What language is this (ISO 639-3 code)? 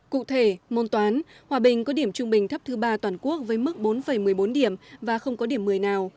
vie